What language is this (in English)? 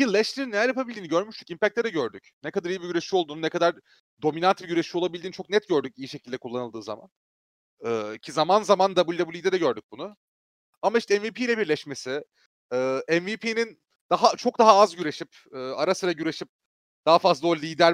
Turkish